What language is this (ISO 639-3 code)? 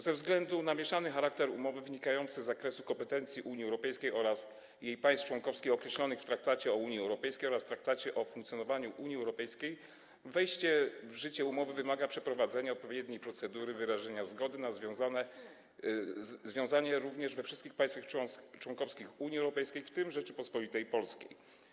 pol